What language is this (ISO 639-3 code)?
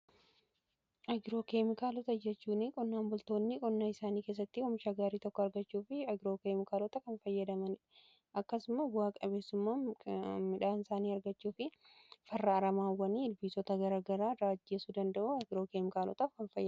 orm